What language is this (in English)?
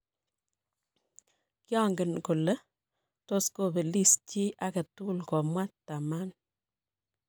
Kalenjin